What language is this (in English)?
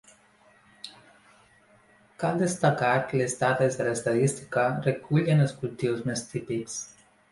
Catalan